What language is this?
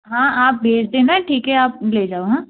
Hindi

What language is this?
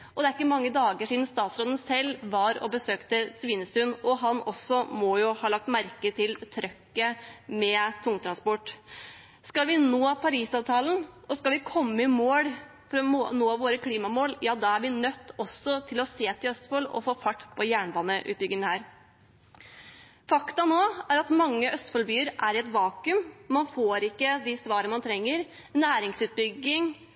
Norwegian Bokmål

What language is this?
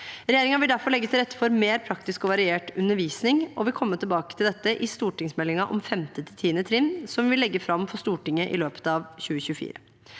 Norwegian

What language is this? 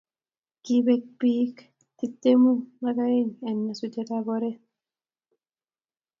Kalenjin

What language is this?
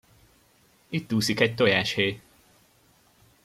Hungarian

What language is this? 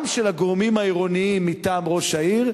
Hebrew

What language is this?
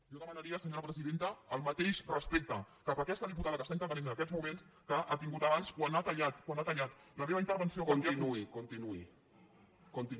Catalan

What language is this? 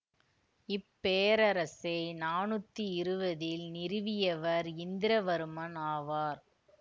Tamil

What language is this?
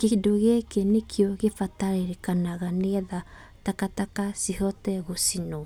Kikuyu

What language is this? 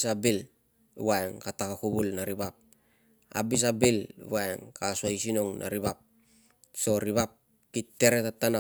Tungag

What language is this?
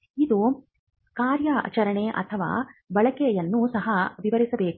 Kannada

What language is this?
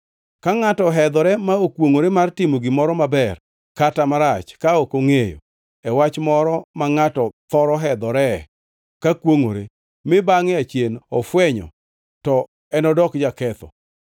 Luo (Kenya and Tanzania)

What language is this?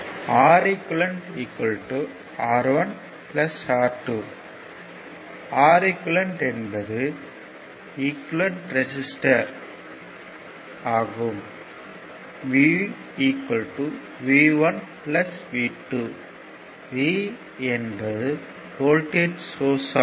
Tamil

